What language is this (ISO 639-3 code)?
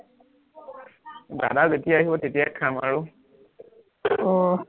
asm